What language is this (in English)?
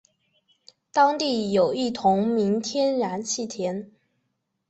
Chinese